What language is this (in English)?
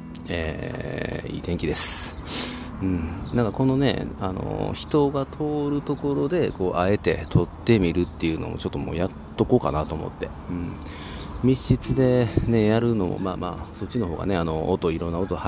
Japanese